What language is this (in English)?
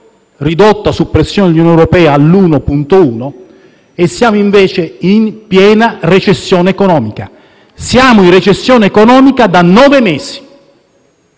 Italian